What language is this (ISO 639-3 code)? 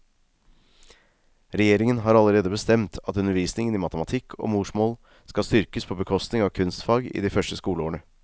nor